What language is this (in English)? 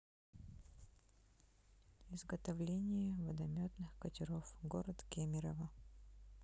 Russian